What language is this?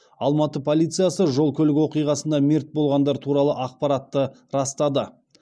Kazakh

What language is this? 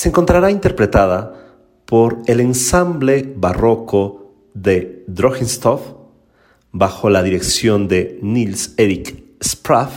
Spanish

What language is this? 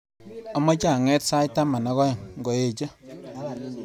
Kalenjin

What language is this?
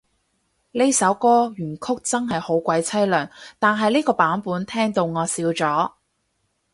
Cantonese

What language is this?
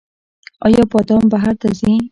Pashto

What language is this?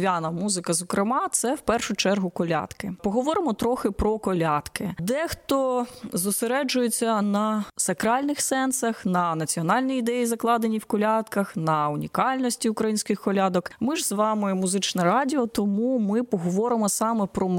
Ukrainian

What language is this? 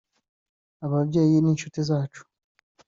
Kinyarwanda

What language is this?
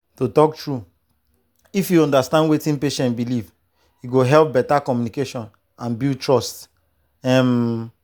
Nigerian Pidgin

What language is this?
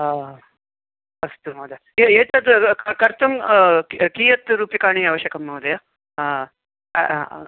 Sanskrit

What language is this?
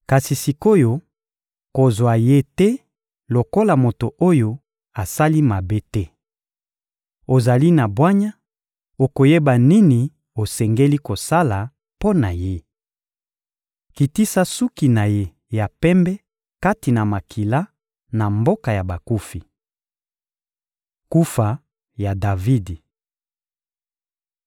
Lingala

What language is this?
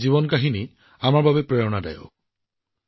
Assamese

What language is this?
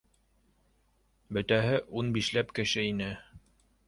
Bashkir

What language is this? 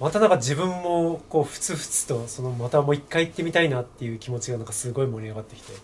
Japanese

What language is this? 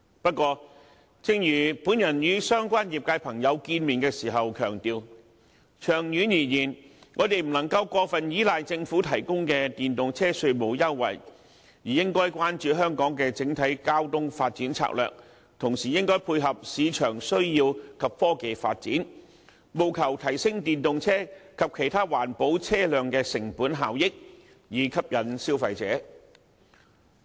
Cantonese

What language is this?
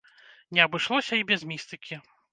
Belarusian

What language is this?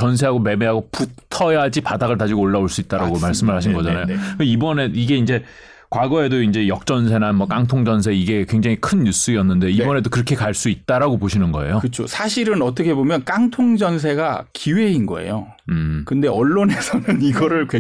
Korean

